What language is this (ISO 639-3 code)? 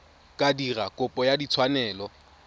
tsn